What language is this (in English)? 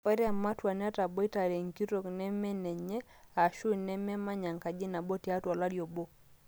Masai